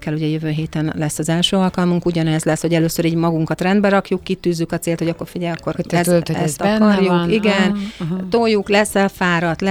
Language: Hungarian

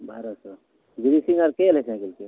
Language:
Maithili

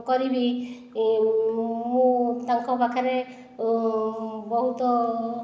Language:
Odia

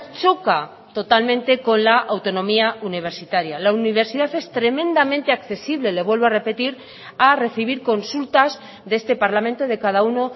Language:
Spanish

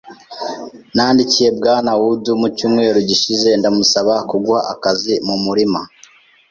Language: Kinyarwanda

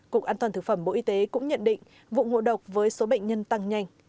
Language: Vietnamese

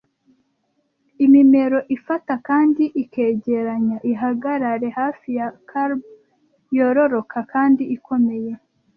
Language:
Kinyarwanda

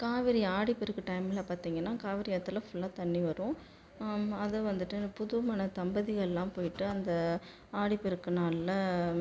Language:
Tamil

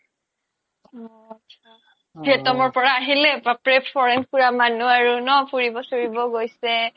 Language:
Assamese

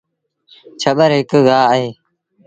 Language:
Sindhi Bhil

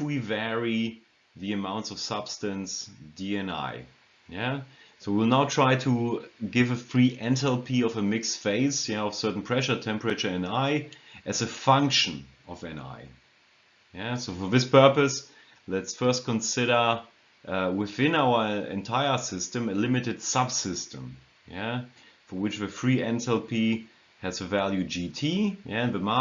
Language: English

